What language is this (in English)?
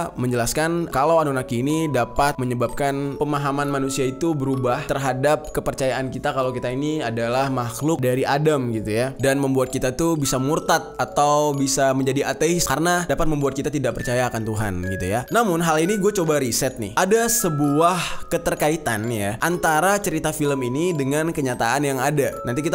Indonesian